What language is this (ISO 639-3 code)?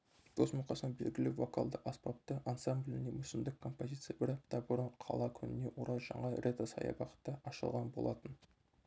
kaz